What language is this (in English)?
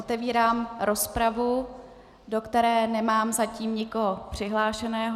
Czech